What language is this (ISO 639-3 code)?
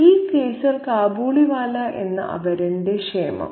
mal